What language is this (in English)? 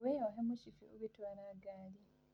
Kikuyu